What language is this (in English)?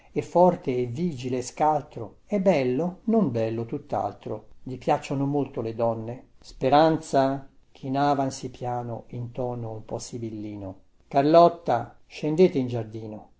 Italian